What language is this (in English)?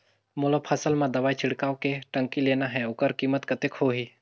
Chhattisgarhi